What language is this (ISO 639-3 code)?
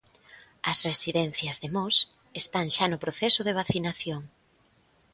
glg